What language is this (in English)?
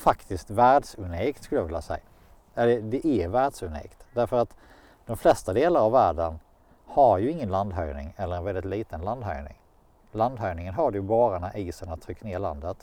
Swedish